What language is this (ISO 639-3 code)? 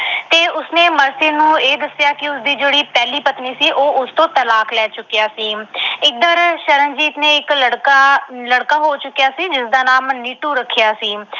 pan